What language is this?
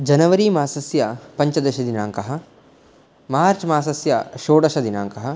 Sanskrit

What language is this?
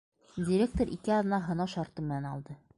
Bashkir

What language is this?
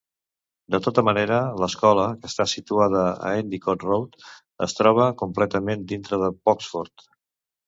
Catalan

